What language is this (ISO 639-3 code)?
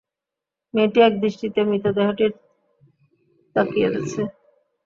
ben